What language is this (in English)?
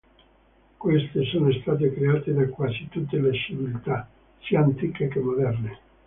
Italian